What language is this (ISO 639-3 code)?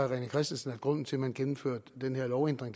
dan